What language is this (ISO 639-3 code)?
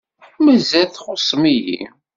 kab